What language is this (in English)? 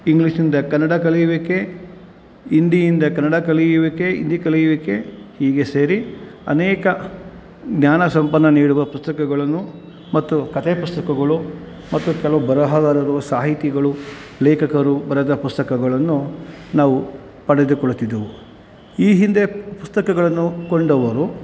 Kannada